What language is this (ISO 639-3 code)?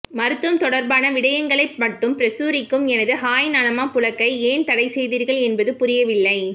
tam